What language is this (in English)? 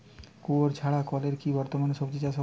Bangla